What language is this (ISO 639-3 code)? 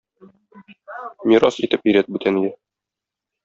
tat